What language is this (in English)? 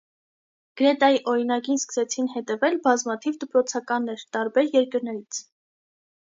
Armenian